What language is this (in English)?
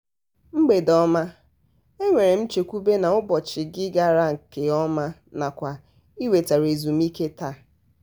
Igbo